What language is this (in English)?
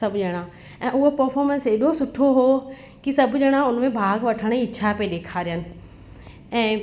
Sindhi